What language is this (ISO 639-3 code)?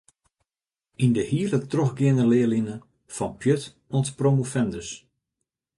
fry